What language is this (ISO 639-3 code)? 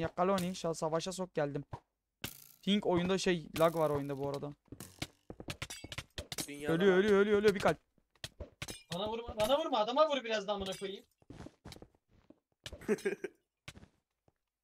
tur